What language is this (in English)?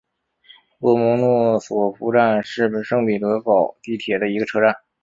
Chinese